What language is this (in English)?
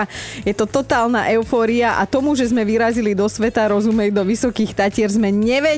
Slovak